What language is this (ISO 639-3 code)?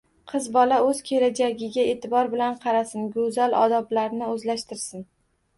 uzb